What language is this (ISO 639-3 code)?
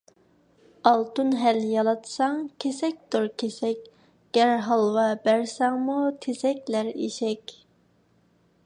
uig